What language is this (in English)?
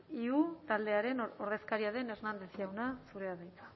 Basque